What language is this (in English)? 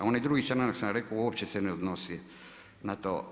Croatian